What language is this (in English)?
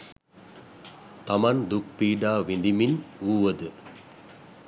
Sinhala